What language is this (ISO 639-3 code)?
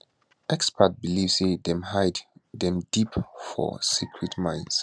pcm